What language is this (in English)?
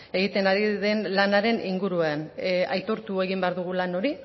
Basque